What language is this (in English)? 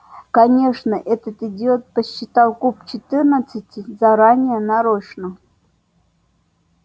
Russian